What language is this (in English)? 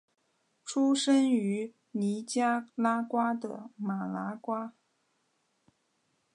Chinese